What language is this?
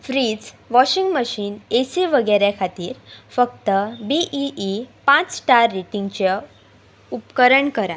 Konkani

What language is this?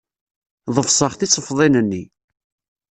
Kabyle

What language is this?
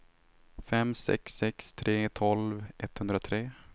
Swedish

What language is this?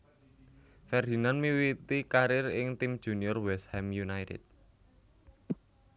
Javanese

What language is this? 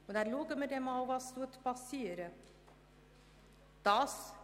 Swiss German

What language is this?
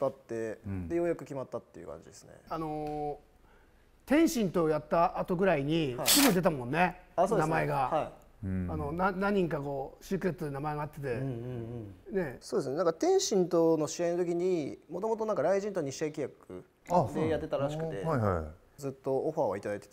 Japanese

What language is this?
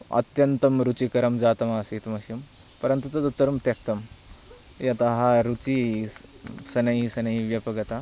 Sanskrit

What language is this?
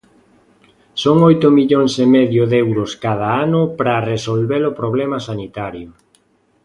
Galician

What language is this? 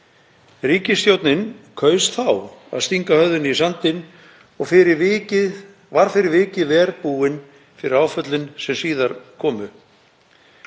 Icelandic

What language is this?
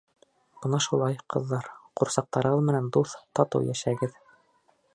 Bashkir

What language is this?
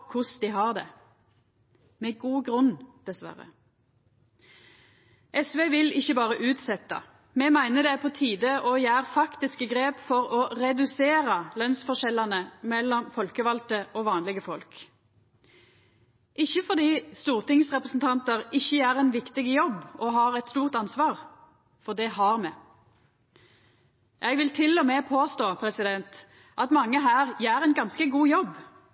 Norwegian Nynorsk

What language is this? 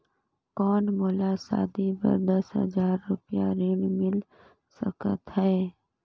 Chhattisgarhi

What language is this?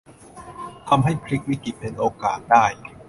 Thai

